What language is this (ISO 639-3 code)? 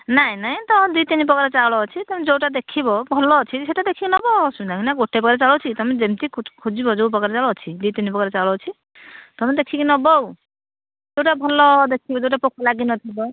ori